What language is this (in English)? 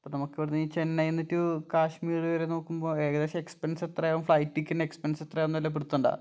Malayalam